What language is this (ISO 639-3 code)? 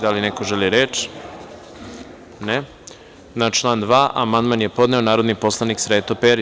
srp